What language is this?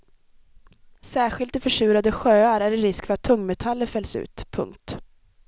Swedish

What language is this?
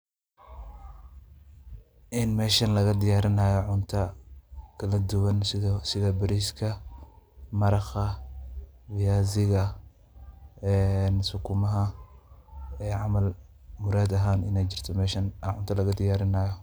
Somali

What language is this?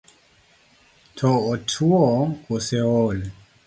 Luo (Kenya and Tanzania)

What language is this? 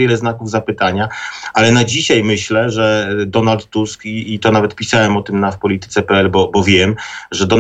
Polish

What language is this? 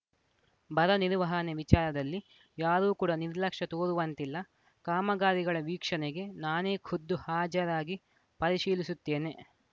Kannada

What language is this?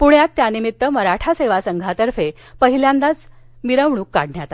Marathi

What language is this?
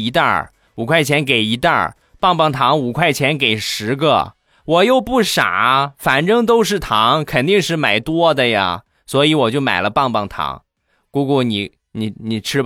Chinese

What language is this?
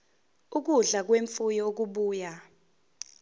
Zulu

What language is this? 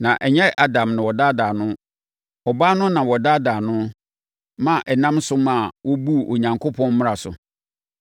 Akan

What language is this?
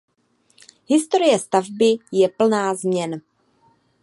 Czech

